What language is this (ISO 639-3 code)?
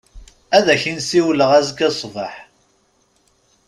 kab